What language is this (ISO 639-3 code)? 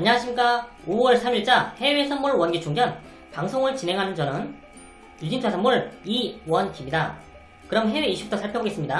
kor